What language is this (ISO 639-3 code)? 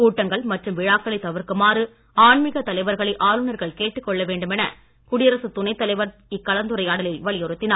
tam